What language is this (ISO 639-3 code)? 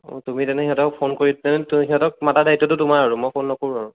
asm